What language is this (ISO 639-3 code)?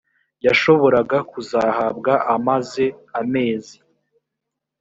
kin